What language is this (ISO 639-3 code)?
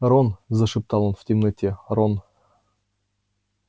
rus